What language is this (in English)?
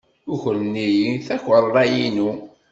Kabyle